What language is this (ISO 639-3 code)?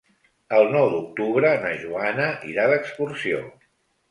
cat